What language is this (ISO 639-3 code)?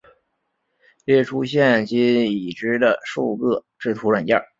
zho